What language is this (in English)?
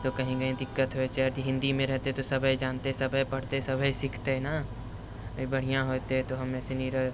Maithili